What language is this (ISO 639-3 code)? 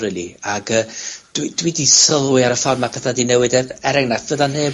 cym